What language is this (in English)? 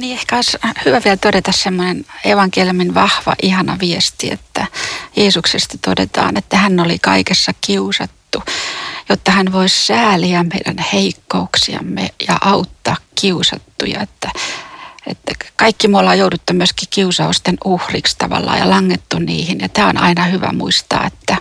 Finnish